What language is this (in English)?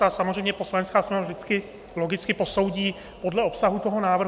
Czech